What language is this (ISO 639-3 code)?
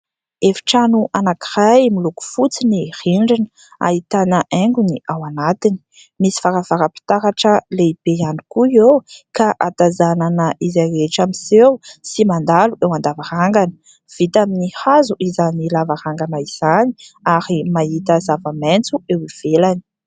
mlg